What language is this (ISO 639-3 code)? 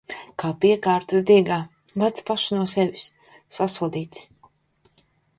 lav